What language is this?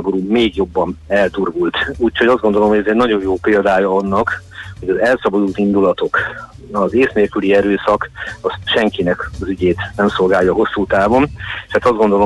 Hungarian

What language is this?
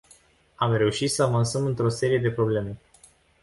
Romanian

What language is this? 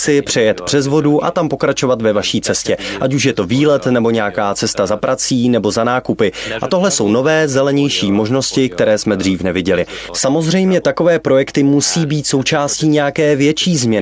Czech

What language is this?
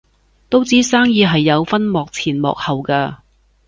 Cantonese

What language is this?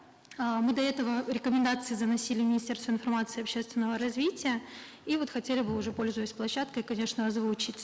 Kazakh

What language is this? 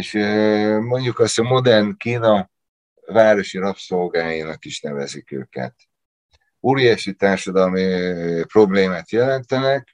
Hungarian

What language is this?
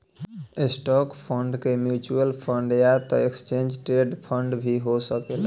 Bhojpuri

